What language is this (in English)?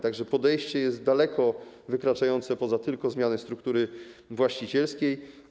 Polish